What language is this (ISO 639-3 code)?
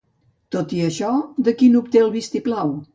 cat